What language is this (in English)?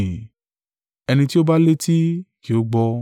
Yoruba